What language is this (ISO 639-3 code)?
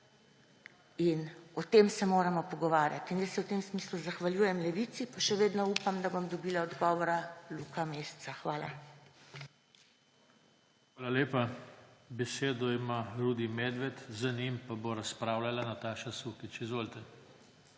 slv